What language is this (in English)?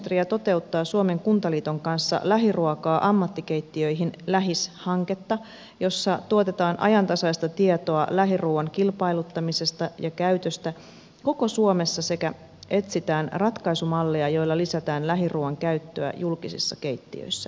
Finnish